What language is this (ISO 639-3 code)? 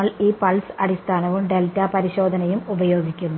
mal